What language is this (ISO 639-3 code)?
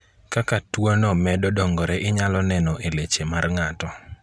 luo